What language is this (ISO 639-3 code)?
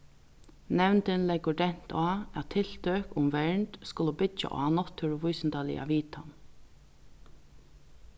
fao